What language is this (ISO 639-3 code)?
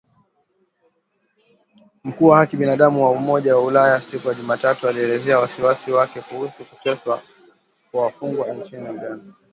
swa